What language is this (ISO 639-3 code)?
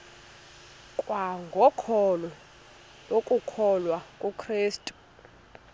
xho